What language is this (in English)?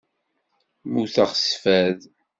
Kabyle